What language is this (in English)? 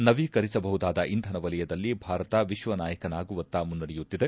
Kannada